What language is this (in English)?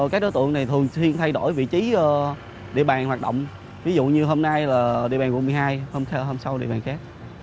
Vietnamese